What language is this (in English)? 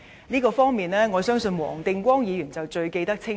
Cantonese